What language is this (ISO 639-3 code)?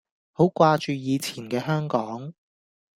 yue